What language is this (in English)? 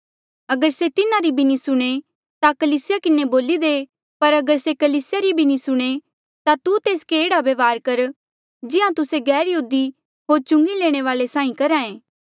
Mandeali